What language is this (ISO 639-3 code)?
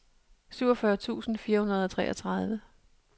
dan